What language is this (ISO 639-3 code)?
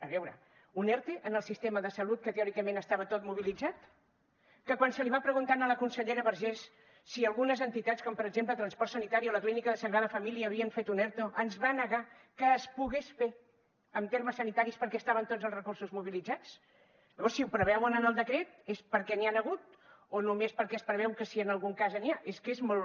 cat